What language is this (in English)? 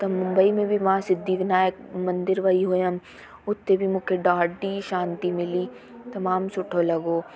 Sindhi